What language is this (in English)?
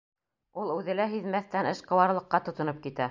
Bashkir